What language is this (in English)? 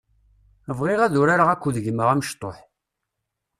Kabyle